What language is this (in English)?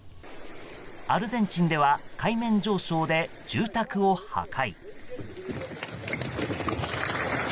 Japanese